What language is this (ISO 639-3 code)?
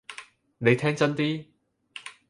yue